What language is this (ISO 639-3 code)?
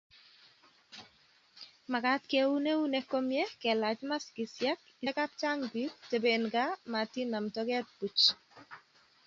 kln